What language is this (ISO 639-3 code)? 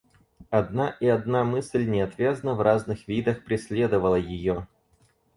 rus